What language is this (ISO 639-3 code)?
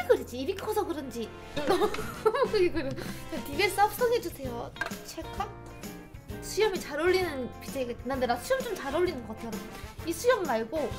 kor